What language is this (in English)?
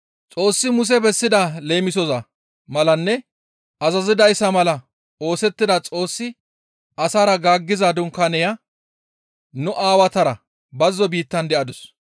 Gamo